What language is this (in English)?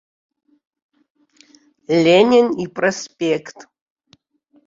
Abkhazian